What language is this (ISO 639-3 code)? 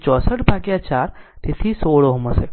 guj